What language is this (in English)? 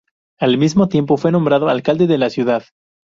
Spanish